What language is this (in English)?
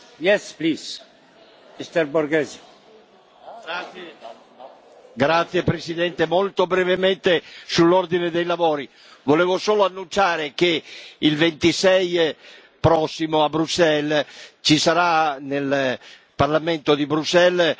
Italian